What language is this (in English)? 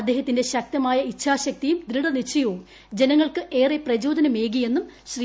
Malayalam